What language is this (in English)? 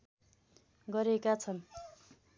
Nepali